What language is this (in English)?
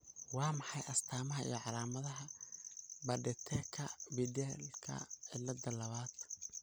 Somali